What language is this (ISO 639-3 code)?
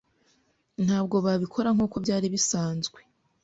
kin